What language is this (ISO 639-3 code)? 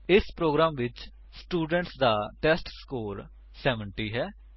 pan